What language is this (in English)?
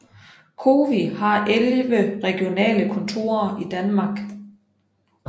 Danish